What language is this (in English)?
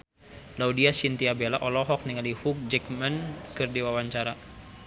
Sundanese